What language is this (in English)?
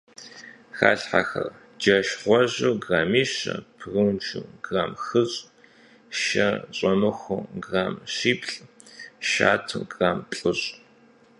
Kabardian